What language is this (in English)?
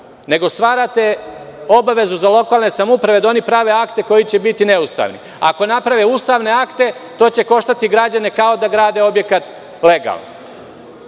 Serbian